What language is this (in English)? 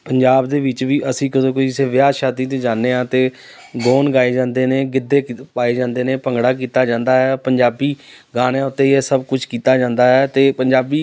Punjabi